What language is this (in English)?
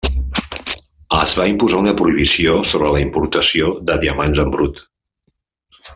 Catalan